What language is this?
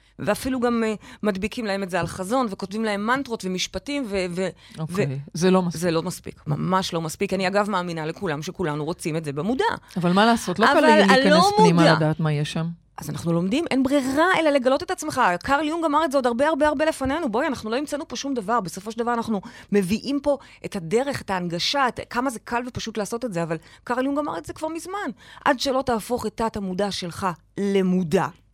Hebrew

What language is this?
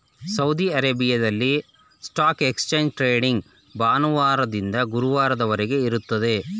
Kannada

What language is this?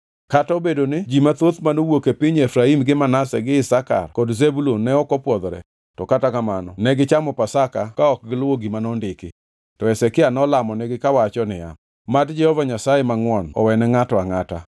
Luo (Kenya and Tanzania)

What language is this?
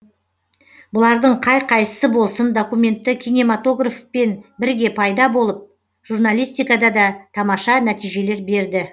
Kazakh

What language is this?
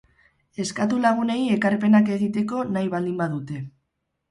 Basque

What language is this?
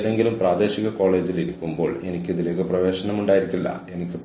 Malayalam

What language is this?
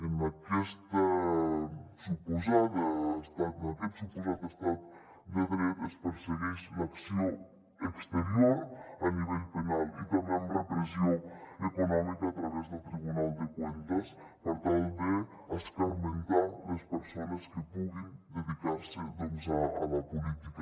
Catalan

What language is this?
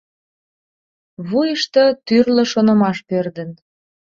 Mari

